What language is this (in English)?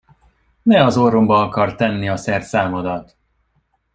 Hungarian